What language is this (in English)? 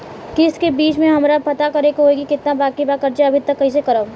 Bhojpuri